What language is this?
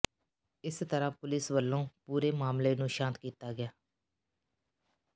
Punjabi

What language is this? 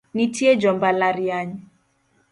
Luo (Kenya and Tanzania)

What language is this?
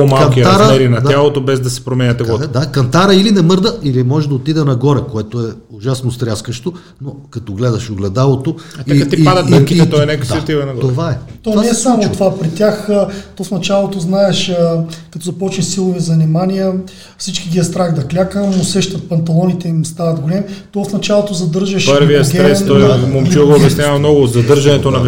Bulgarian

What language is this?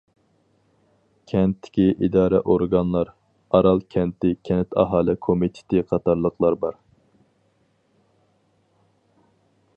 Uyghur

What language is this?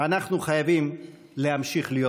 Hebrew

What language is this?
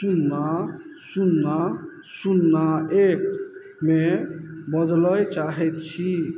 Maithili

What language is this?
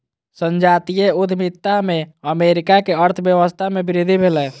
Maithili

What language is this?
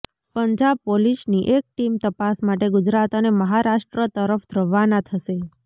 Gujarati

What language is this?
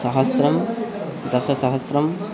Sanskrit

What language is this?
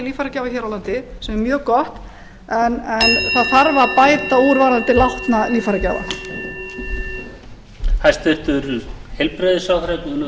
Icelandic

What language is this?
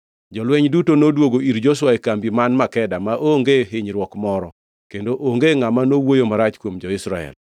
Luo (Kenya and Tanzania)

